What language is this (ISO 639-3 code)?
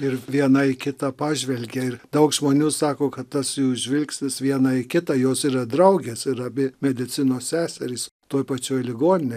lit